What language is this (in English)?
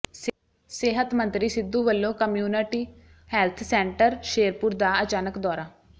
Punjabi